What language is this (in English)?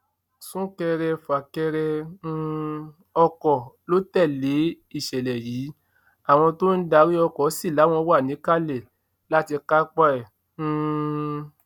Yoruba